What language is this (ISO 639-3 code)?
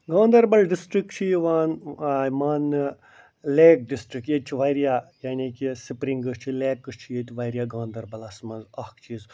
kas